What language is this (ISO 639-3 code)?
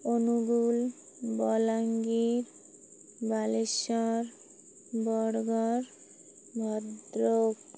ori